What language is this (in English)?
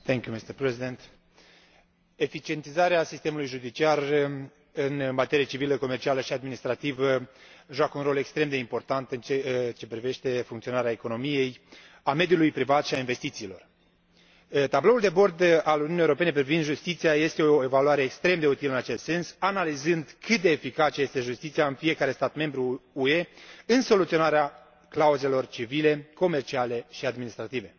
Romanian